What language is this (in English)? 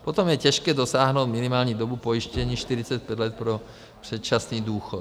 Czech